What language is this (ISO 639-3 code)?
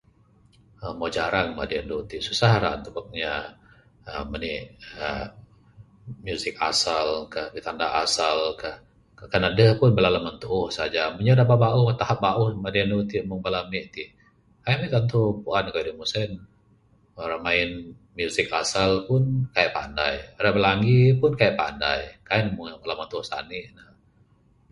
sdo